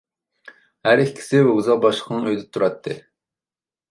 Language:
Uyghur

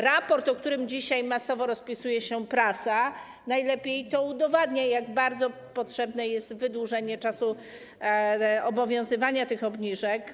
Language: Polish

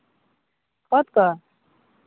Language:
Santali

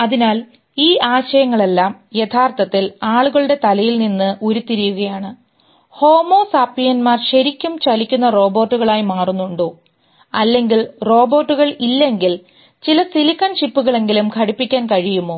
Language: Malayalam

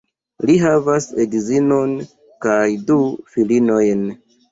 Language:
Esperanto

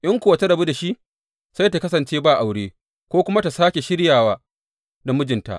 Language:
Hausa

